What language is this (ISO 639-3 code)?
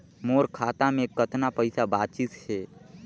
hne